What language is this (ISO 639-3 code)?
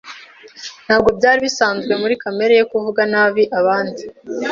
kin